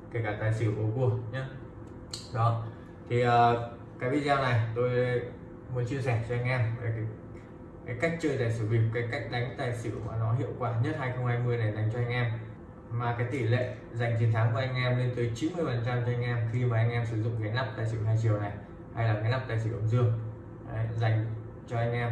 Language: Vietnamese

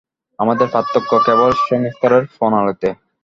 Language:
Bangla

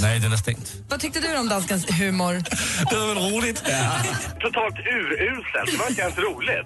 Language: Swedish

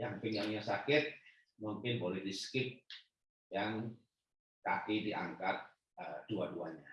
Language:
Indonesian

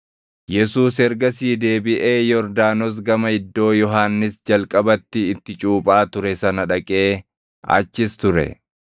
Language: Oromo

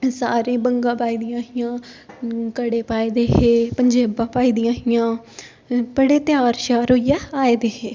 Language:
Dogri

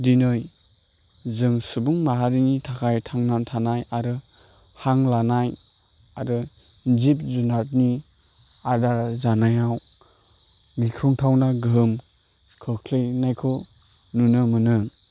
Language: Bodo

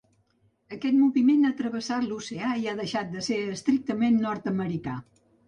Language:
Catalan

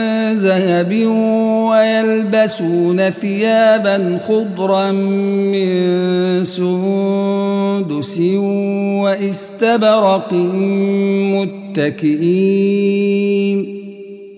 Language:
Arabic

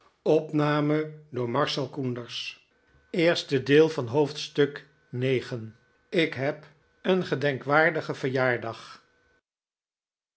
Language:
Dutch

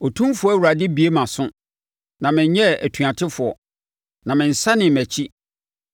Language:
Akan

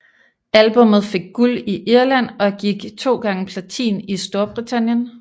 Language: Danish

